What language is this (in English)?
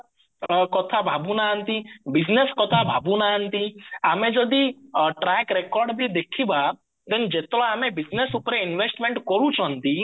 Odia